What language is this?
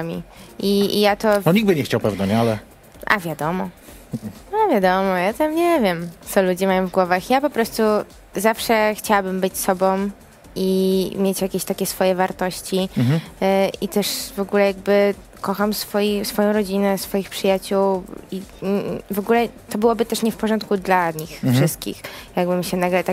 Polish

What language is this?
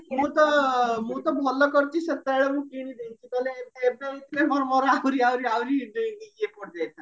Odia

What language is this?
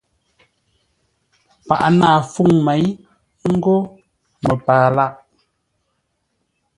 Ngombale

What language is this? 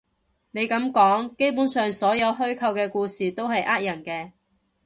Cantonese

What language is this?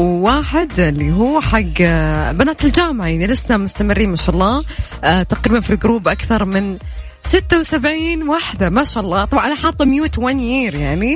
Arabic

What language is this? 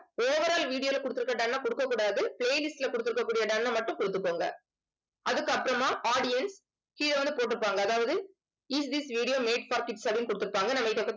Tamil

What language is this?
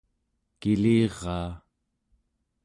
Central Yupik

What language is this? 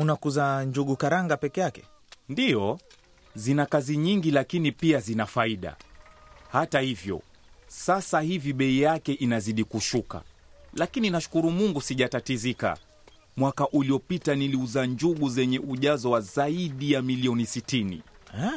Swahili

